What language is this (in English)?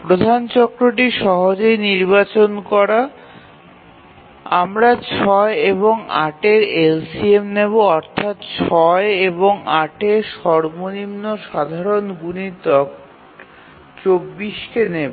Bangla